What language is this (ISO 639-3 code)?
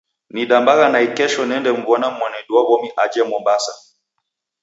dav